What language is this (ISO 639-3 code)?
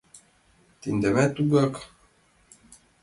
chm